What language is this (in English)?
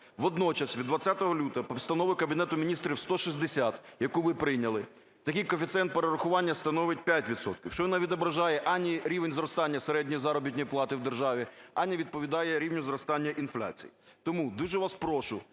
Ukrainian